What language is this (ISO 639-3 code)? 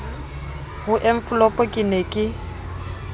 sot